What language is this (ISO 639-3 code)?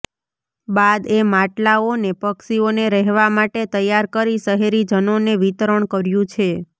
guj